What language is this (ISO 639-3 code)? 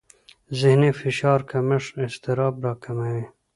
pus